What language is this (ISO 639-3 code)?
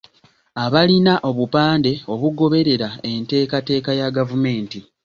lug